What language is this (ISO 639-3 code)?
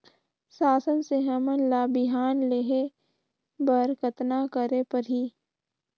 hne